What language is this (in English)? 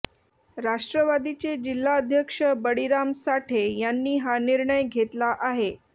Marathi